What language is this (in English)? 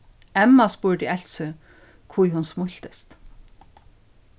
Faroese